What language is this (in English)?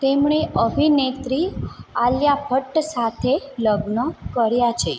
Gujarati